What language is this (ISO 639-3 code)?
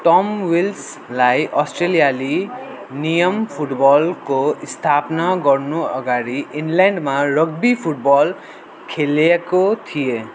nep